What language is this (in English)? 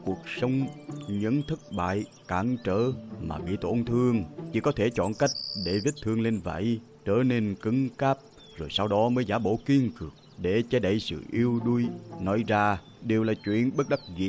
Vietnamese